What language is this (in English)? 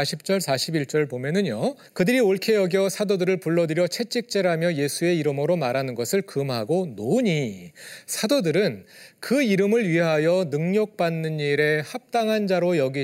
Korean